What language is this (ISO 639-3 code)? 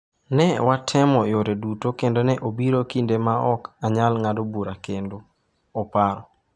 luo